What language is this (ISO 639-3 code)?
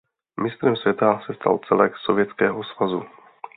ces